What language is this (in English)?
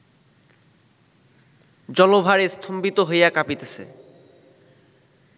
Bangla